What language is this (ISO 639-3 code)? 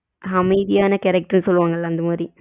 tam